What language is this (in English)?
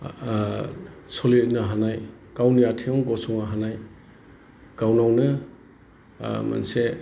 Bodo